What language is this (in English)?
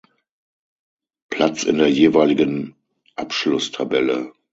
German